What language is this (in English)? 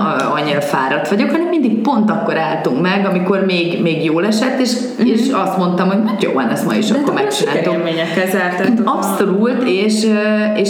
Hungarian